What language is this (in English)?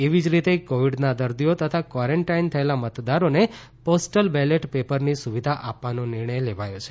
Gujarati